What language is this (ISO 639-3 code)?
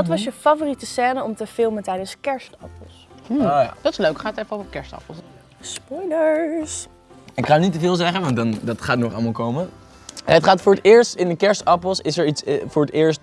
nld